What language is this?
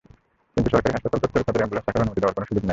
Bangla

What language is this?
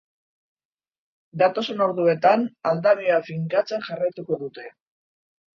Basque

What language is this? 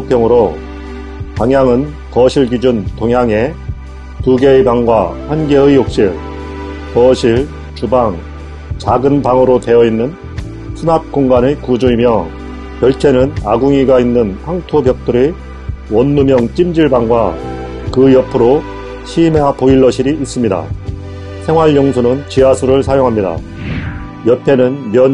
Korean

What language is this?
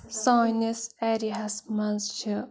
Kashmiri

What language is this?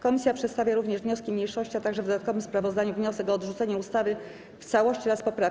Polish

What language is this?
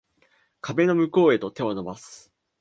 Japanese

